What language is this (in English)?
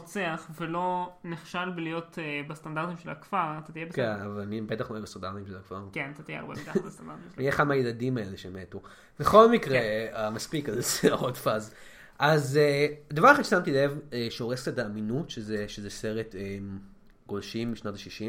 Hebrew